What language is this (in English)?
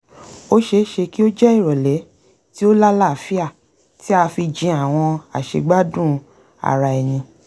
Yoruba